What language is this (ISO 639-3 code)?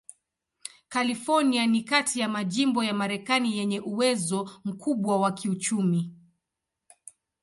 swa